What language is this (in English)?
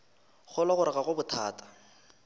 Northern Sotho